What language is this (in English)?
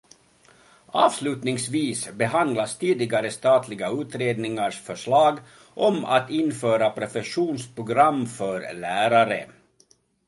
Swedish